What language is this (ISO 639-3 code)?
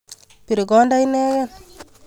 kln